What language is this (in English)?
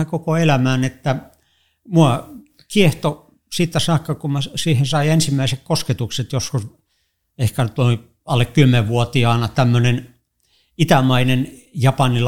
Finnish